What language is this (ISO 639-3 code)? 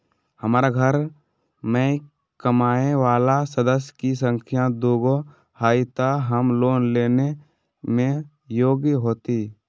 mag